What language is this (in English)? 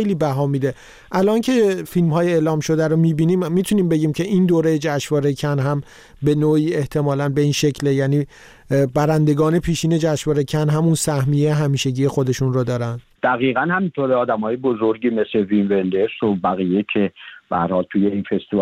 Persian